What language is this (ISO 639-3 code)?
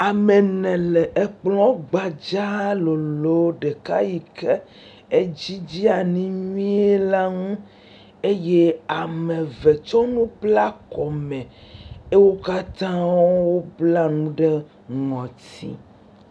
ewe